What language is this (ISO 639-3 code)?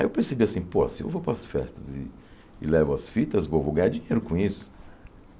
por